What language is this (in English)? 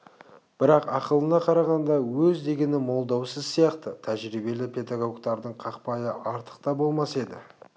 Kazakh